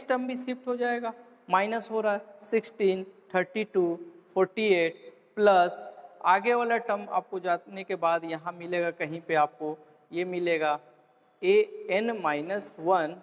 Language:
Hindi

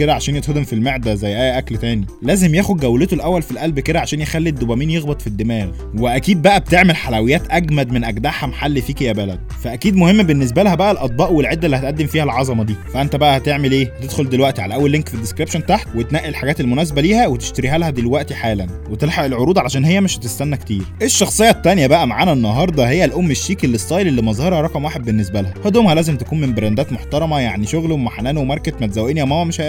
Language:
Arabic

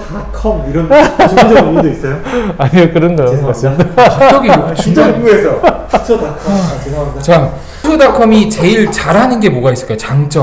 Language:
Korean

